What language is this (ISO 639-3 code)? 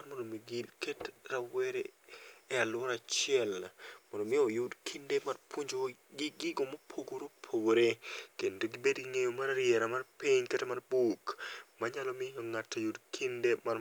luo